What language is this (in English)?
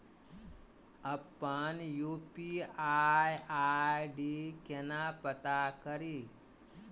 Maithili